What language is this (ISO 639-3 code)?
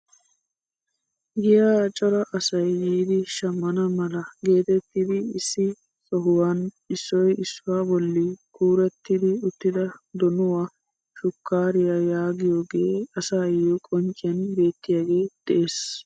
wal